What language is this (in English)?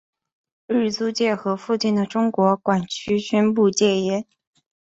Chinese